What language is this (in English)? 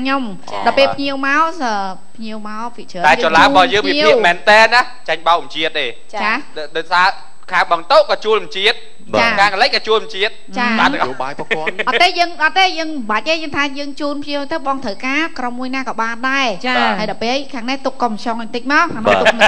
Thai